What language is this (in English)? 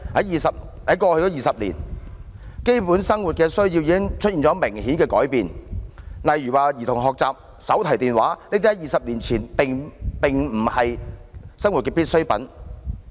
Cantonese